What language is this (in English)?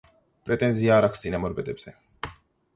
Georgian